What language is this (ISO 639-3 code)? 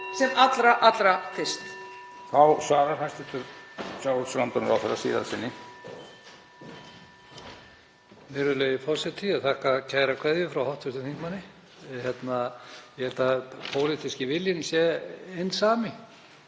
isl